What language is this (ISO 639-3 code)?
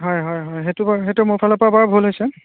asm